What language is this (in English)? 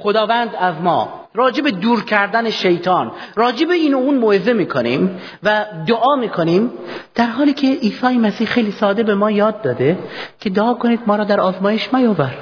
Persian